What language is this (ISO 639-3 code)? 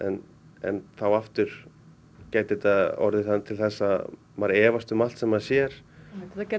isl